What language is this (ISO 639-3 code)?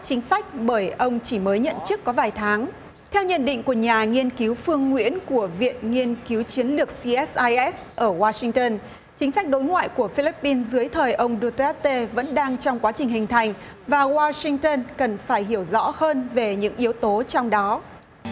vie